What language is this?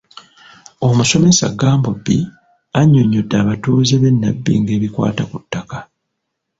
Ganda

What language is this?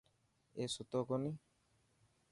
Dhatki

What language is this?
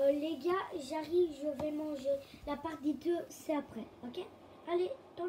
French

